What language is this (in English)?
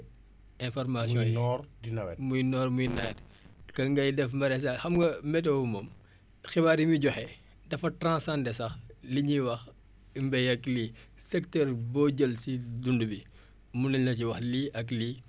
Wolof